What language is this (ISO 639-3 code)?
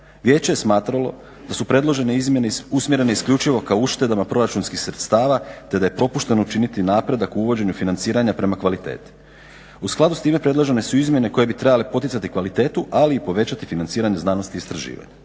hrv